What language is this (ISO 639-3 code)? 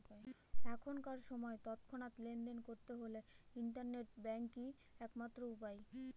ben